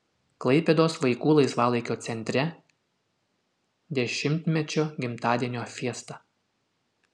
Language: Lithuanian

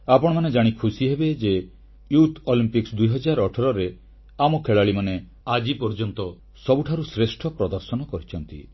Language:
Odia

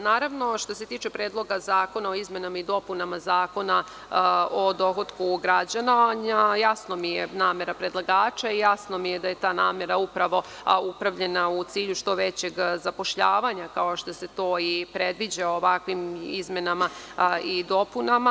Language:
Serbian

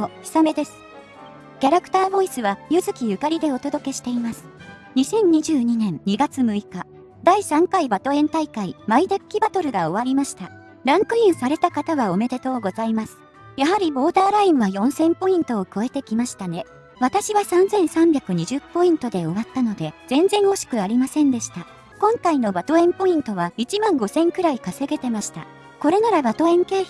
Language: Japanese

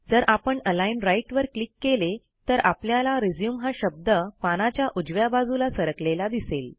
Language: Marathi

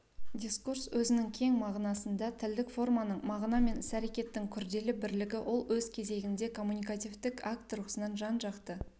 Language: Kazakh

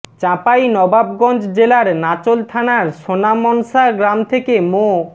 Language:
Bangla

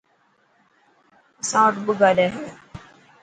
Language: Dhatki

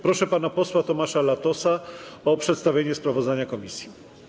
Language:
Polish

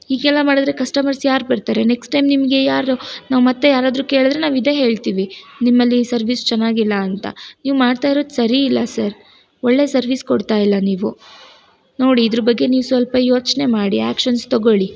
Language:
Kannada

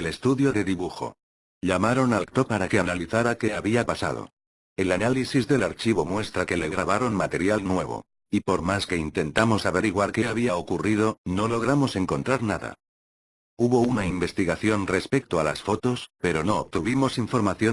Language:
Spanish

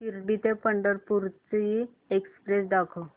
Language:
Marathi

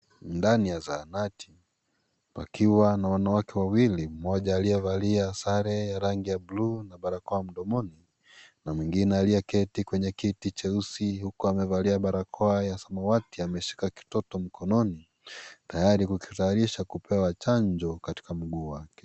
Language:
Swahili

